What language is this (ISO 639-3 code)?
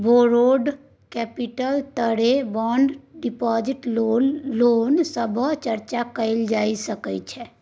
mai